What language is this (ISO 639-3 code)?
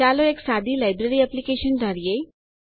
guj